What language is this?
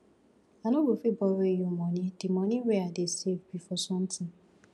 Nigerian Pidgin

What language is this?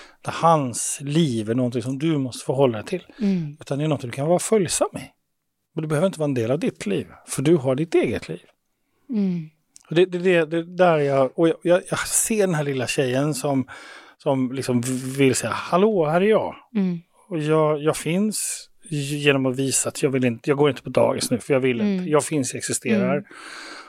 Swedish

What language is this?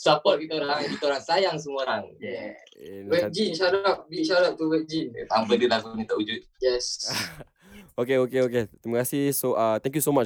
Malay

